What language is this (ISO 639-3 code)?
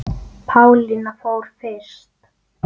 isl